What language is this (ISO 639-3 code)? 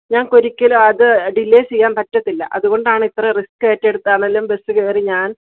mal